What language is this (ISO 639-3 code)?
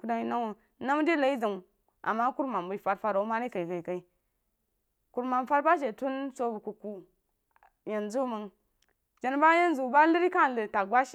juo